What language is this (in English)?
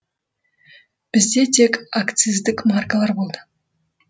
Kazakh